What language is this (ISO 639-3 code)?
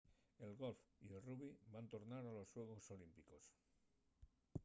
ast